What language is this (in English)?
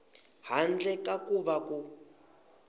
Tsonga